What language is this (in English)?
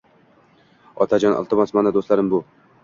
Uzbek